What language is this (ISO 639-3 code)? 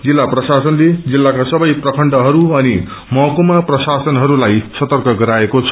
nep